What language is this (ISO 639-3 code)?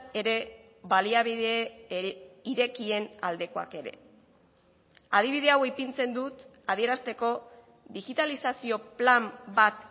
eus